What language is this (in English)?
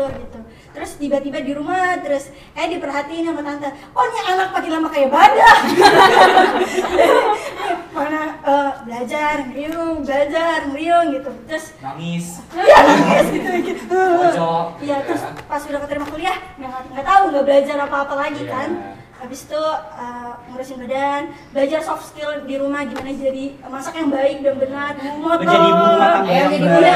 Indonesian